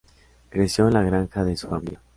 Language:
Spanish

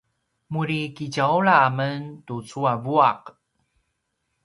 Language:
Paiwan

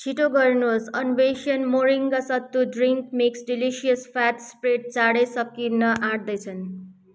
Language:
Nepali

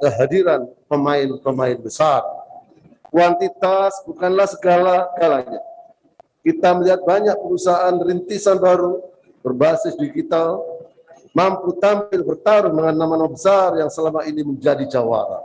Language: Indonesian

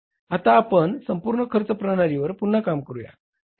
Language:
Marathi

